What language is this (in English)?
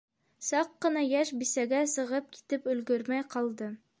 Bashkir